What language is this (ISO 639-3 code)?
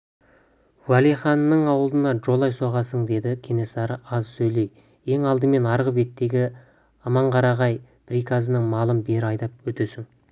kaz